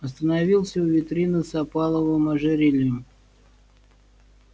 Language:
Russian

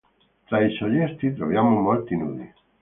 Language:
Italian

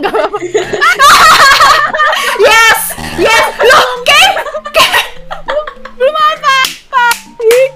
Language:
Indonesian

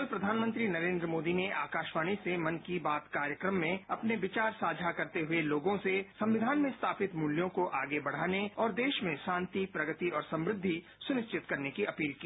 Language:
Hindi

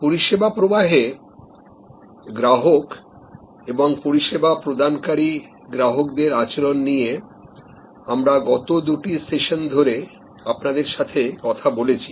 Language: Bangla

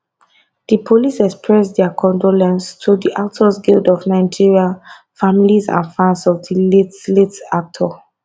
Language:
Nigerian Pidgin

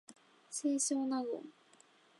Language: Japanese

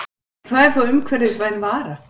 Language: Icelandic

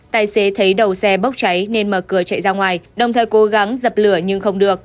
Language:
Vietnamese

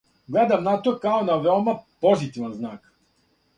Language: Serbian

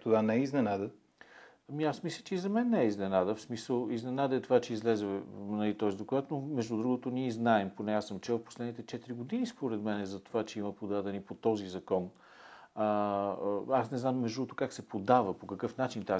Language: Bulgarian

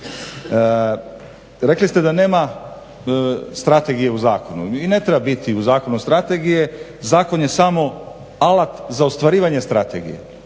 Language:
Croatian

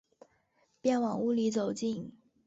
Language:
Chinese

